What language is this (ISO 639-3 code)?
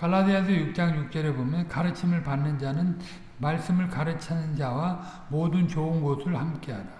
kor